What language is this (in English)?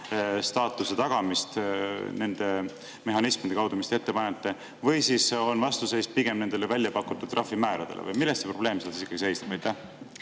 Estonian